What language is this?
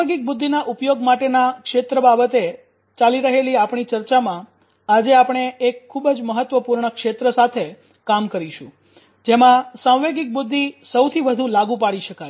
Gujarati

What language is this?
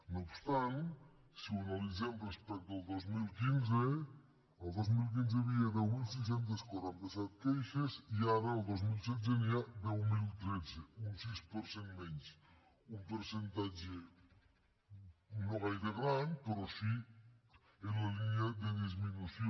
Catalan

